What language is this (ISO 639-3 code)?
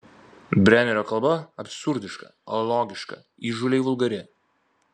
lit